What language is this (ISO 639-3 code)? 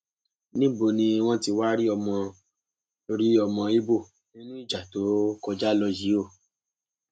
yor